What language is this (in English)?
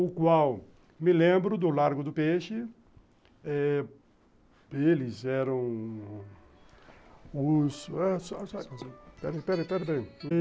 Portuguese